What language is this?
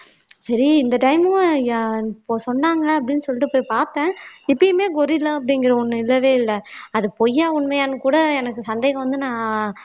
Tamil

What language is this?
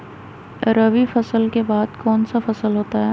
Magahi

